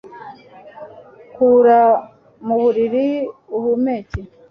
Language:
Kinyarwanda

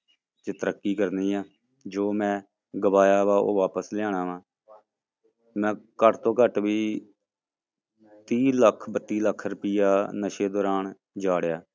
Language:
Punjabi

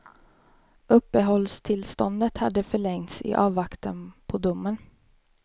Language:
Swedish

